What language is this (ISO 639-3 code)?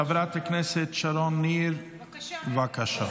heb